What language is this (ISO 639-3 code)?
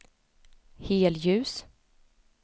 swe